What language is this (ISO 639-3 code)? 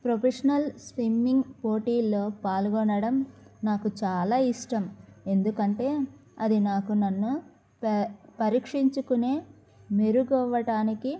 tel